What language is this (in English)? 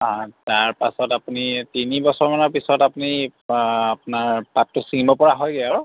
Assamese